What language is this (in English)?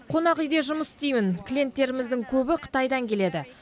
Kazakh